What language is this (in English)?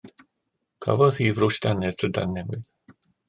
Welsh